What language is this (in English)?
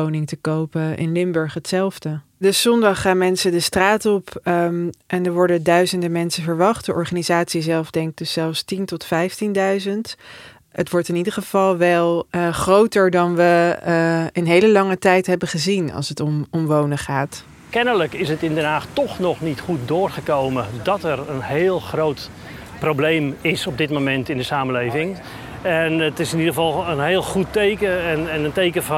Dutch